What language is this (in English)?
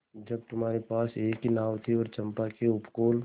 Hindi